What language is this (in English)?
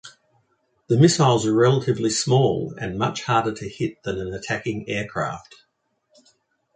English